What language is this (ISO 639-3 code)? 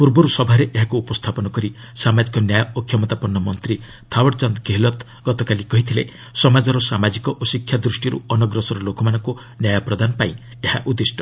ori